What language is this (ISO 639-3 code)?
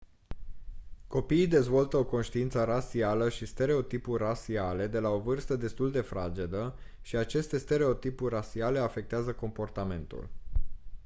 ron